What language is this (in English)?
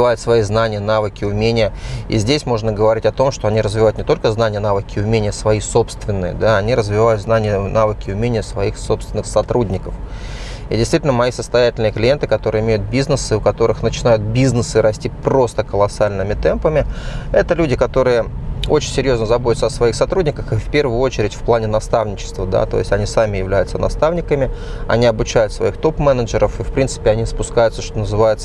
Russian